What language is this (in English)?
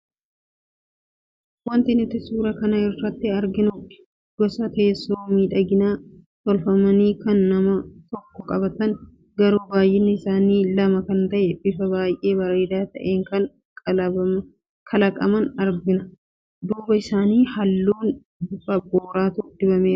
Oromo